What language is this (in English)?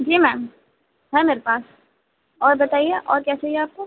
Urdu